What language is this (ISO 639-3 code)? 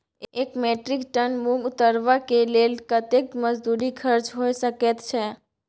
mai